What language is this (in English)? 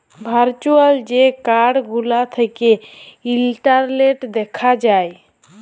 Bangla